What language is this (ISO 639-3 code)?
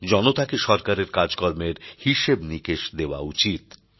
ben